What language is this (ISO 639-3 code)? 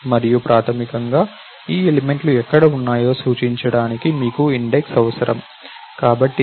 tel